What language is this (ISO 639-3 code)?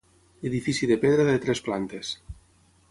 cat